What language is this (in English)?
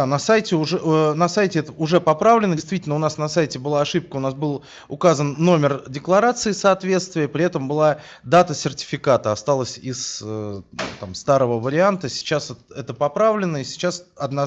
Russian